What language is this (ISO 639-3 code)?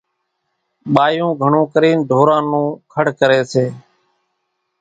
gjk